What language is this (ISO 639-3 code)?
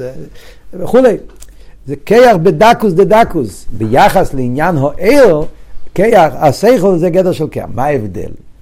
heb